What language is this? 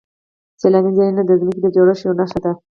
Pashto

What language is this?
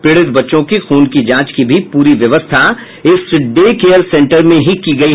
Hindi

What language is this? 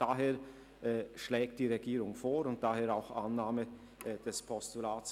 Swiss German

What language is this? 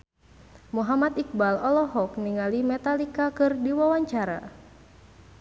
Sundanese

